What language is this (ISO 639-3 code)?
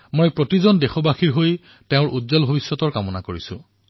asm